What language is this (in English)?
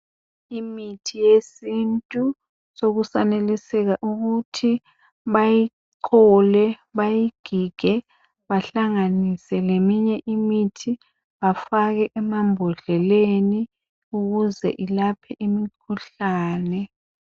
North Ndebele